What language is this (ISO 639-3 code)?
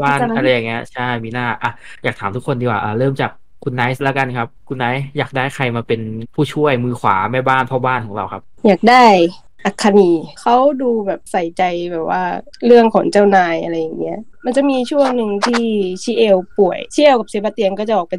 tha